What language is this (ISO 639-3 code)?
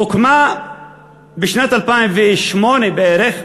heb